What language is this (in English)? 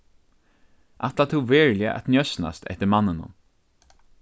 Faroese